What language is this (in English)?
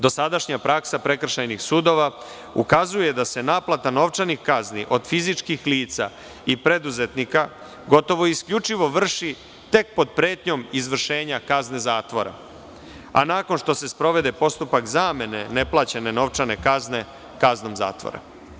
Serbian